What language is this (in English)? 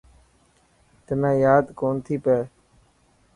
Dhatki